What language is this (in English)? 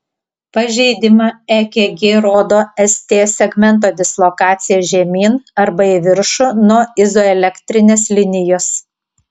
Lithuanian